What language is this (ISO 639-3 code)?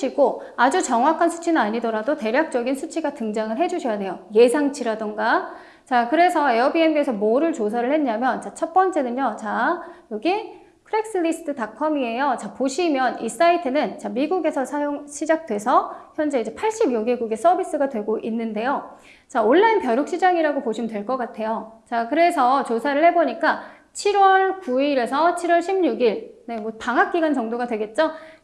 kor